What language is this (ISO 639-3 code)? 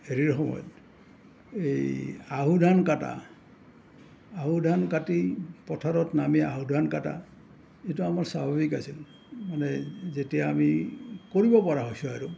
asm